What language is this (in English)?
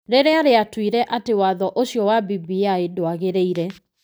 Kikuyu